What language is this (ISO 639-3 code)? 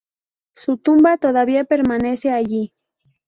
spa